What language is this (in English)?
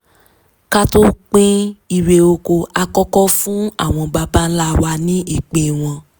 Yoruba